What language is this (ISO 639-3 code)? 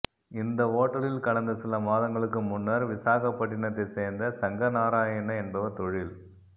tam